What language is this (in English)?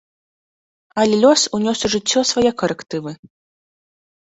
Belarusian